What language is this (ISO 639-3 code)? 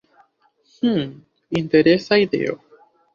epo